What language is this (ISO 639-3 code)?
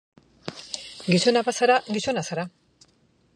eus